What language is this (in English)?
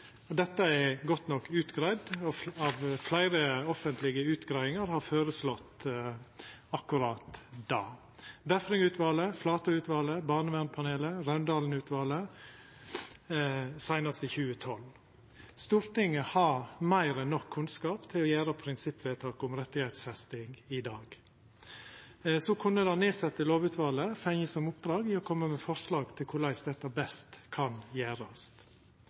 Norwegian Nynorsk